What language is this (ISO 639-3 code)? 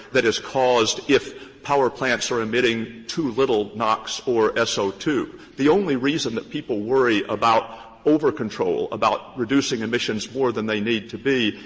eng